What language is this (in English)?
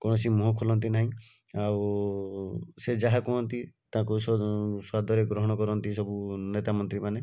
Odia